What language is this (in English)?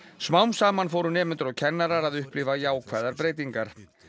Icelandic